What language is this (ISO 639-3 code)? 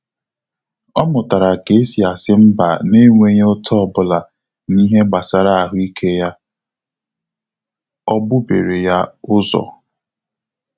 ibo